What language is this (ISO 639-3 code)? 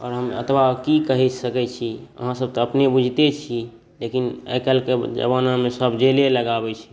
mai